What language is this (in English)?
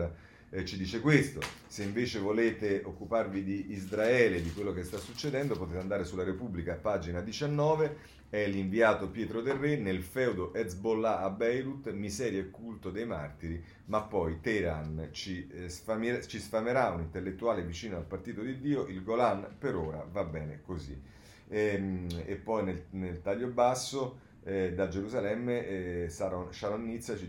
Italian